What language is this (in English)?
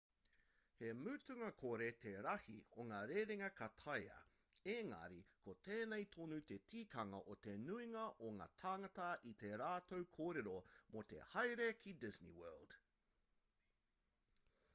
Māori